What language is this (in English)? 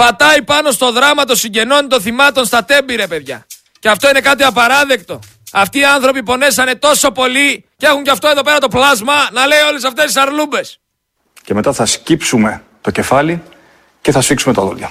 Greek